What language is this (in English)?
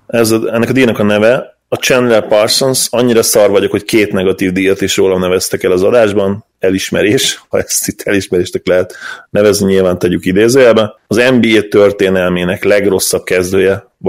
Hungarian